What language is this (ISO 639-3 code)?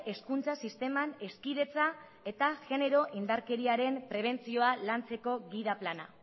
eus